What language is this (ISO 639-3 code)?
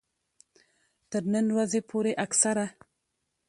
pus